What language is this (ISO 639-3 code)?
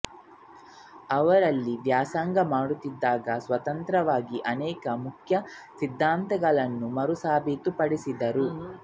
kan